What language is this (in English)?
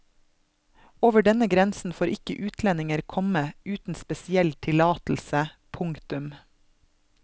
Norwegian